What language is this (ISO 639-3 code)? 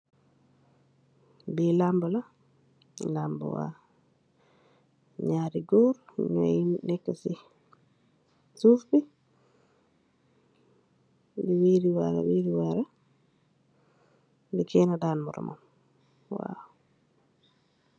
wol